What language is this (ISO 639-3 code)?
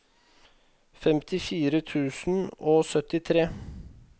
nor